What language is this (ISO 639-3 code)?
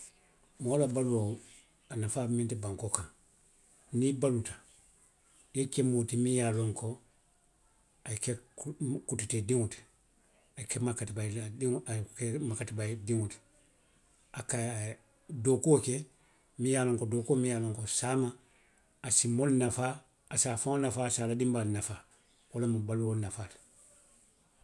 mlq